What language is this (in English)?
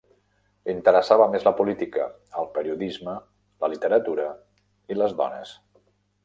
Catalan